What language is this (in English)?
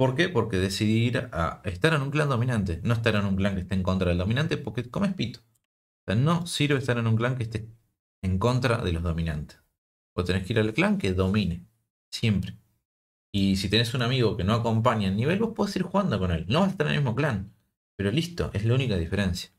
Spanish